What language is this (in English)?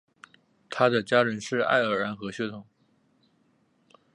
Chinese